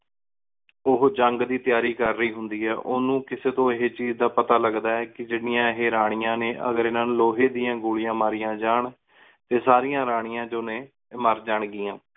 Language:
Punjabi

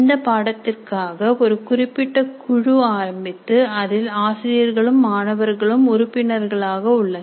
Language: Tamil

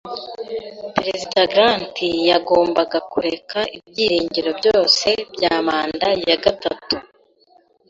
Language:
Kinyarwanda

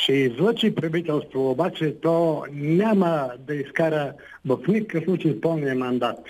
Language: Bulgarian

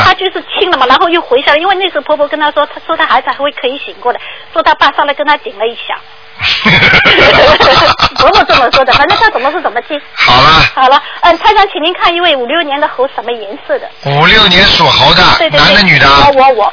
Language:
Chinese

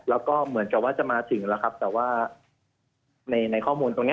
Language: Thai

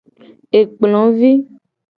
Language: Gen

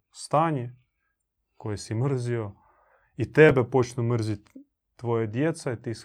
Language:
Croatian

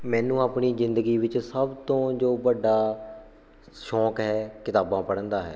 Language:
Punjabi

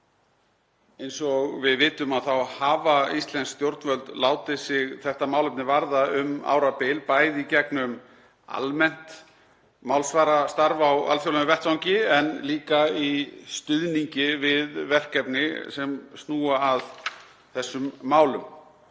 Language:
Icelandic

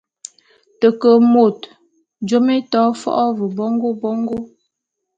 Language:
Bulu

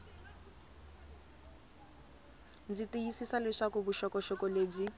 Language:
Tsonga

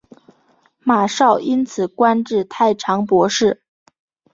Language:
Chinese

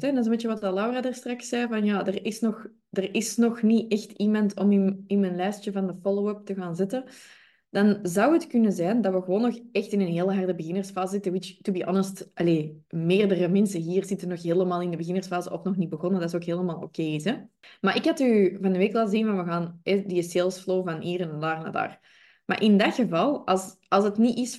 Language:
Dutch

